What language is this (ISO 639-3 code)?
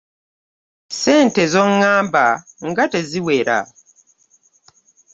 lug